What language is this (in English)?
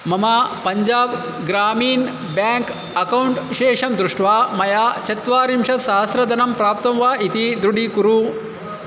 Sanskrit